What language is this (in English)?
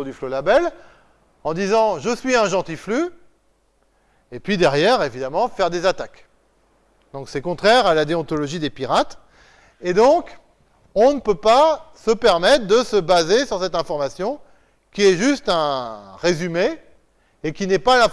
French